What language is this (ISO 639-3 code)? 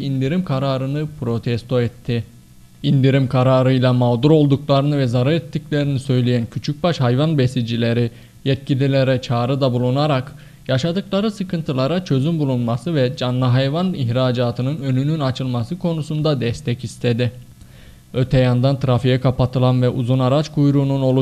tur